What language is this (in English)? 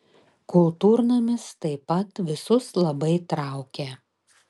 Lithuanian